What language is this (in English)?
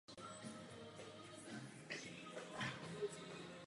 Czech